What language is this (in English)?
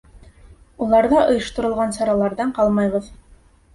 Bashkir